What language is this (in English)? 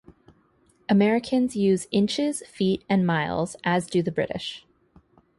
English